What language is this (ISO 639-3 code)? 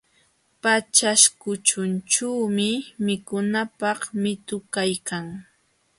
qxw